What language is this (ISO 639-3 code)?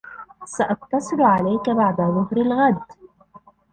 ara